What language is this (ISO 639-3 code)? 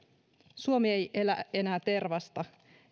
fin